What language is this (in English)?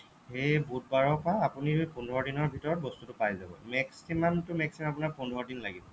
Assamese